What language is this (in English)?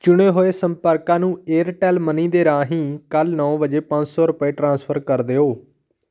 Punjabi